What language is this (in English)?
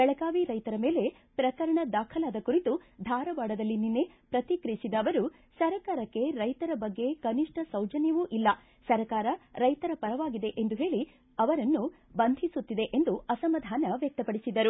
Kannada